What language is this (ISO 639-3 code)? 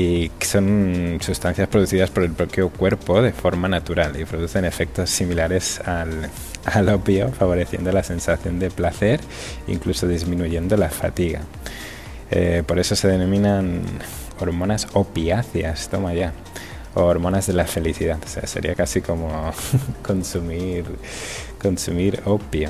spa